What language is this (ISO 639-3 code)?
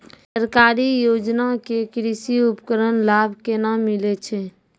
mai